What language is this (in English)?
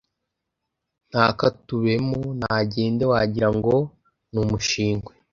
Kinyarwanda